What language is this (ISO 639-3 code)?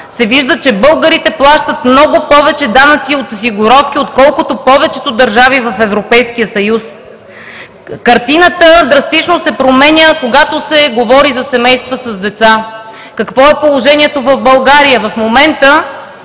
bul